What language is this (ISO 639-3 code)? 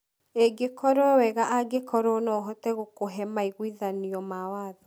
kik